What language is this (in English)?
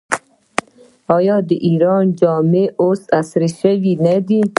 Pashto